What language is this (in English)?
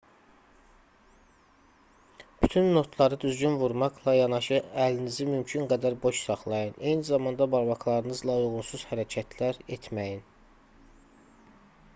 Azerbaijani